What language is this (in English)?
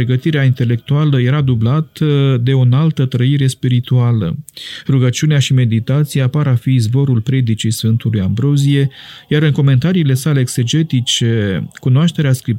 Romanian